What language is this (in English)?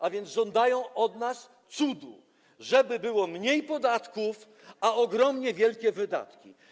Polish